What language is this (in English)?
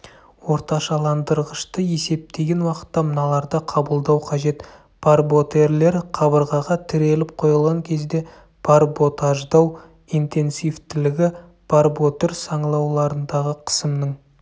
Kazakh